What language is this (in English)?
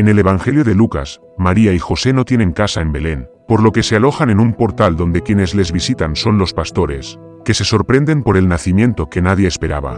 Spanish